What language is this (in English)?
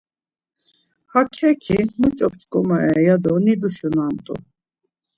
Laz